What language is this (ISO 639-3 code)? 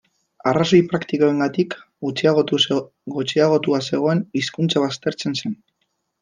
eus